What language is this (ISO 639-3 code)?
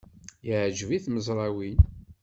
kab